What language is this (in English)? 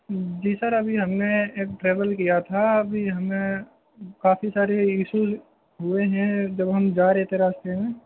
Urdu